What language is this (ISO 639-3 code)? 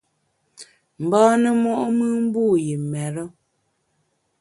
bax